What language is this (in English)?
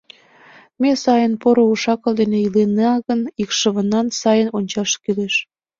Mari